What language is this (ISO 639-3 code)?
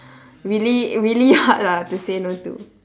eng